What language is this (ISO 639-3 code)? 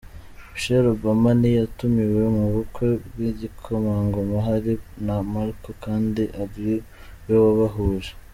kin